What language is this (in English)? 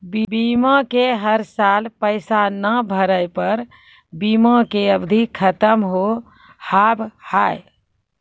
Maithili